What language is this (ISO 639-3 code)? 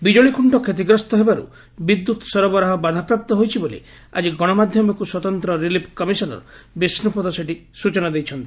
ori